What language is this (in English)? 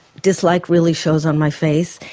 English